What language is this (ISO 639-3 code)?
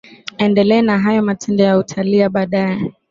swa